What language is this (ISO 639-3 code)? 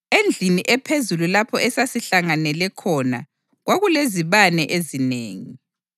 nde